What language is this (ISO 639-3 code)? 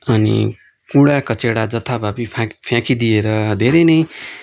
nep